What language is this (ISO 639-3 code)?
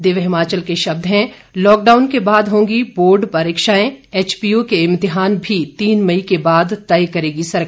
hin